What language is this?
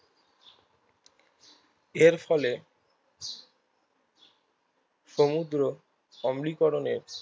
Bangla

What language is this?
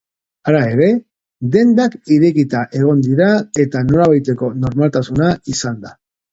Basque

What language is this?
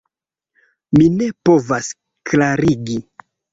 Esperanto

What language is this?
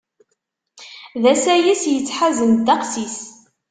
Kabyle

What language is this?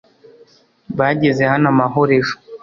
Kinyarwanda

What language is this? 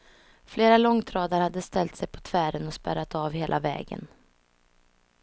Swedish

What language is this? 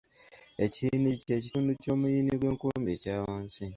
Ganda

